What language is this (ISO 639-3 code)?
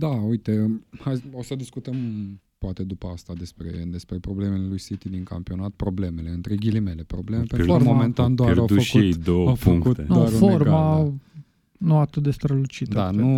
ron